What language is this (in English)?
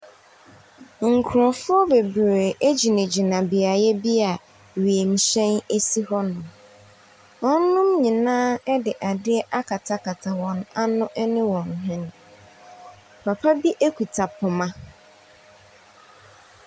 Akan